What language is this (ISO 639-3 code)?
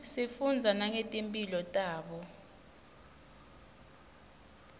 ssw